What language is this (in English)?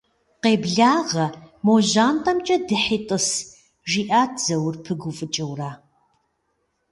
Kabardian